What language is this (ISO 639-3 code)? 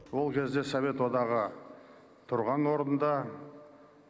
kaz